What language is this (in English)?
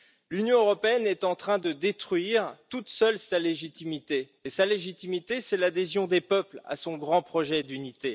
French